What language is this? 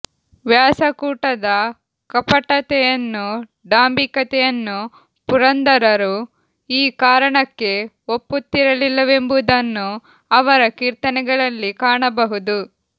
Kannada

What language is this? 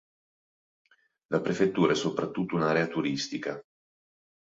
Italian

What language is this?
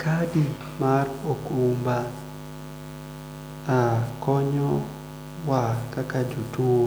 Luo (Kenya and Tanzania)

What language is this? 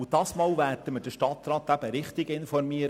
Swiss German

